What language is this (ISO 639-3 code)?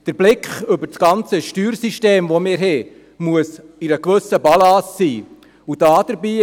gsw